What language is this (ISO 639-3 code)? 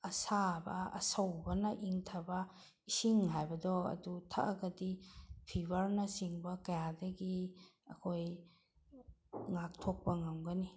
mni